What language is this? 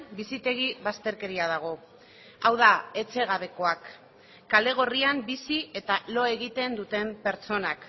Basque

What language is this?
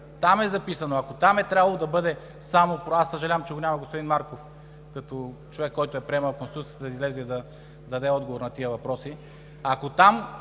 Bulgarian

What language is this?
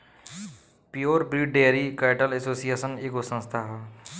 Bhojpuri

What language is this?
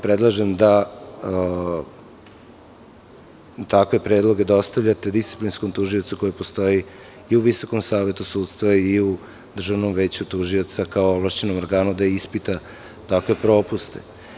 Serbian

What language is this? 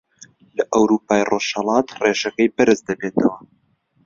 Central Kurdish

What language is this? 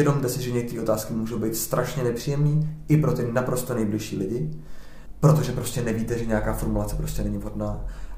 Czech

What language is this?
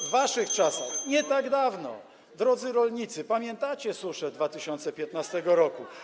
Polish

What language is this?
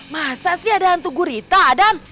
Indonesian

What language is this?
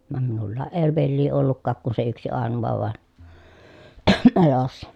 Finnish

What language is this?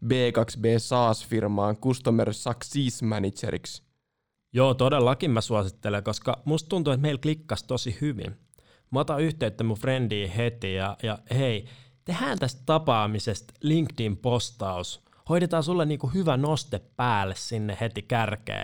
Finnish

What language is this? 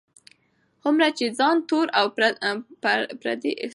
Pashto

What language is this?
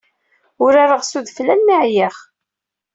Kabyle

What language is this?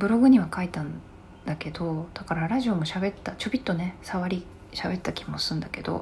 Japanese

